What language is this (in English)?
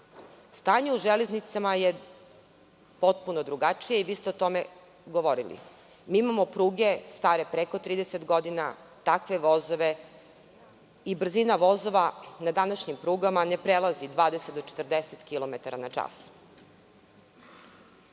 Serbian